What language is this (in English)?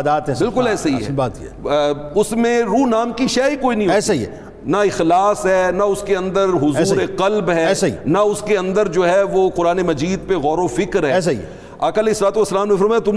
Urdu